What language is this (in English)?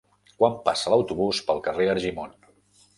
Catalan